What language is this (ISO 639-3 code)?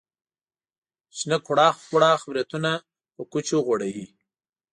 pus